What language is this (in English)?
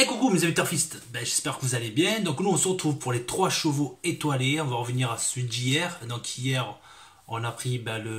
French